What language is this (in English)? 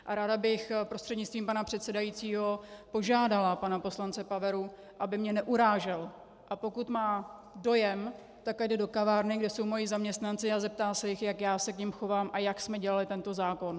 Czech